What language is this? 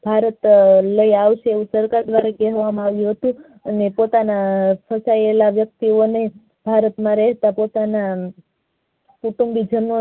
Gujarati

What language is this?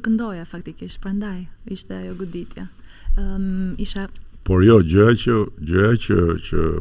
Romanian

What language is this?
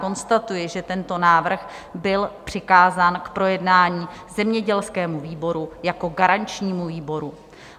Czech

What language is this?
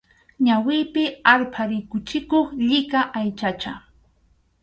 Arequipa-La Unión Quechua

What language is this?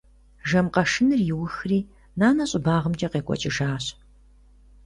Kabardian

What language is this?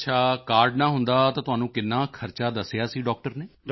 Punjabi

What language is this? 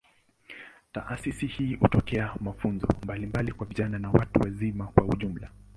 Swahili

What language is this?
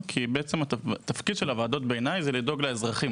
Hebrew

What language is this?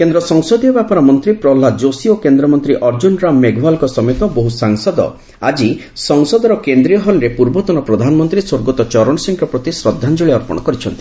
Odia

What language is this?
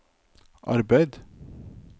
Norwegian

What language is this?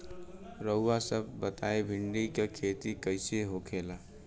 Bhojpuri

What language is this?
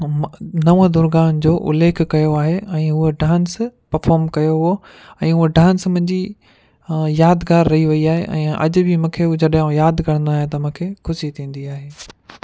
Sindhi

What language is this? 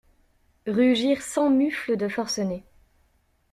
French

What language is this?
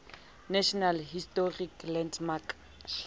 Southern Sotho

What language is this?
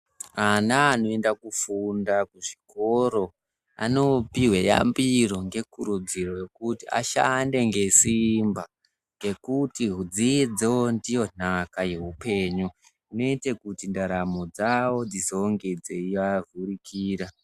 Ndau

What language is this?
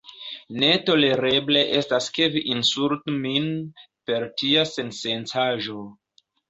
Esperanto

